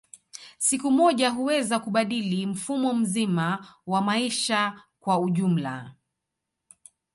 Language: Swahili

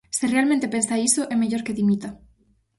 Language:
Galician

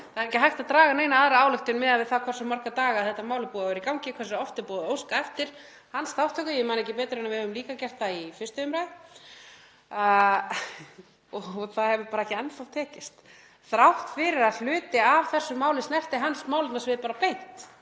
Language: Icelandic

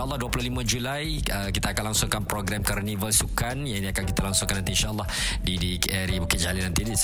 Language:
Malay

